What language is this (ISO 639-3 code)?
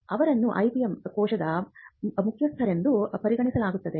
kan